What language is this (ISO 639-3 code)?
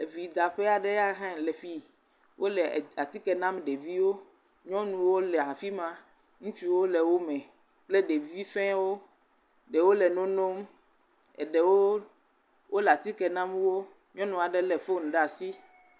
ewe